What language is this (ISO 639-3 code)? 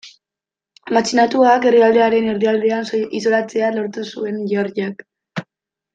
eus